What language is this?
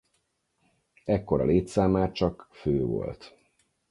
Hungarian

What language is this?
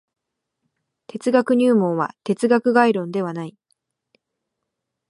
Japanese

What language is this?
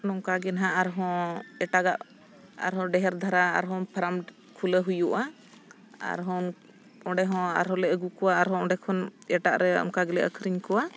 Santali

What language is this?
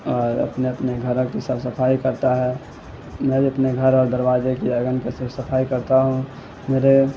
Urdu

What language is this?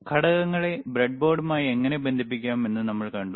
Malayalam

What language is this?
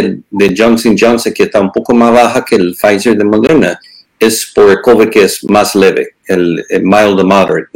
Spanish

